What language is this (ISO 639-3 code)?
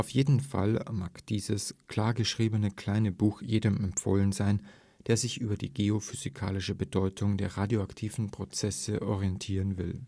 deu